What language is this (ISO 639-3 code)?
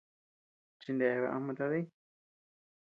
cux